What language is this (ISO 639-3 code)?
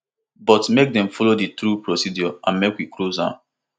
pcm